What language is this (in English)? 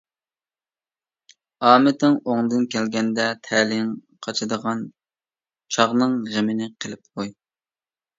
Uyghur